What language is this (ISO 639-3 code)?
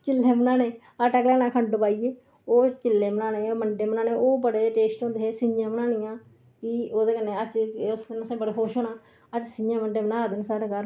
doi